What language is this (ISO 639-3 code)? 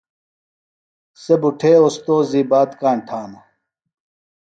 phl